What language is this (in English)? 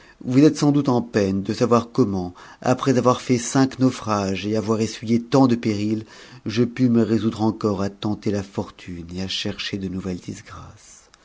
French